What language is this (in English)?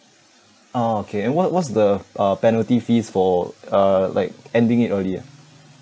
English